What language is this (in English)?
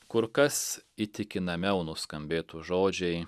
Lithuanian